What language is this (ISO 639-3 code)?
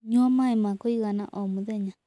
kik